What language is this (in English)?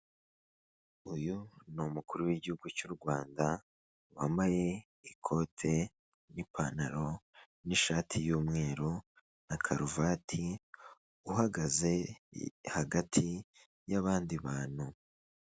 Kinyarwanda